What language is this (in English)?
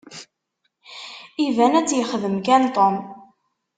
Kabyle